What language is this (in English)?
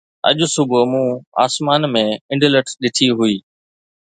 Sindhi